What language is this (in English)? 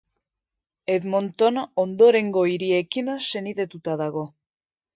Basque